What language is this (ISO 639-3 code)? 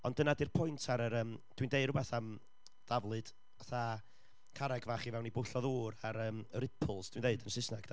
cym